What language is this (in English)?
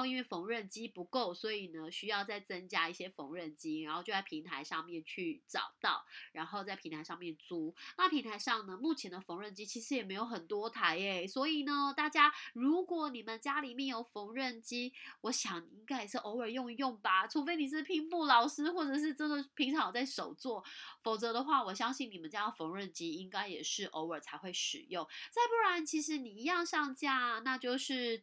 Chinese